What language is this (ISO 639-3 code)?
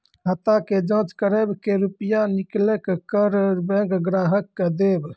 mai